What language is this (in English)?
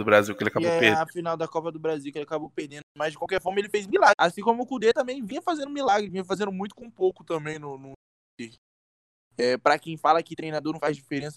Portuguese